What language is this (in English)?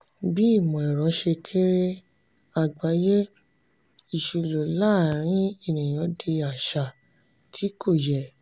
Yoruba